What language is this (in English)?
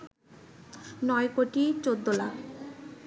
Bangla